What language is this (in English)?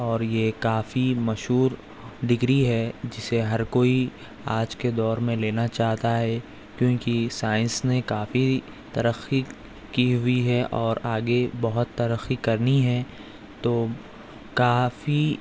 Urdu